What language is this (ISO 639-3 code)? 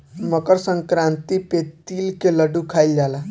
bho